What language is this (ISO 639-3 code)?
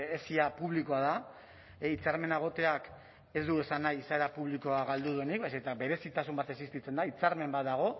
eus